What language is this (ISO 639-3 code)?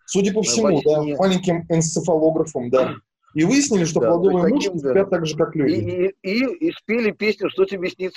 rus